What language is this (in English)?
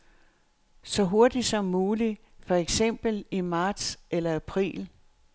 Danish